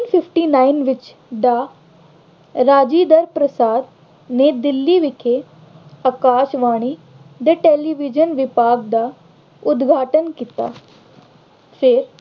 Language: Punjabi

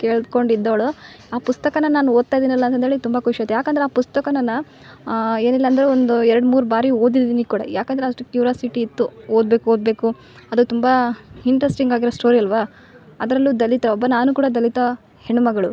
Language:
Kannada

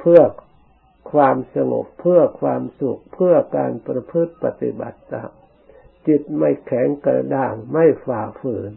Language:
Thai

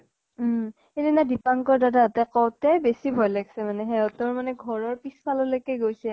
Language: Assamese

